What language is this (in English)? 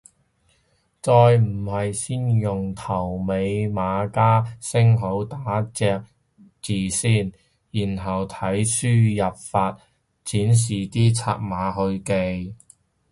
Cantonese